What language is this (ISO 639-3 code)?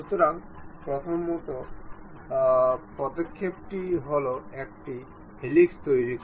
ben